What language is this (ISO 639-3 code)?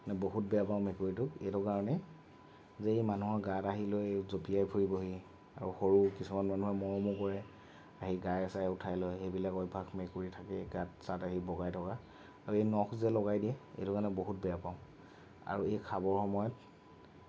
asm